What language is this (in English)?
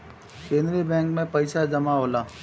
Bhojpuri